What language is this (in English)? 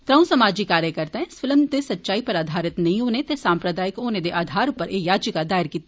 Dogri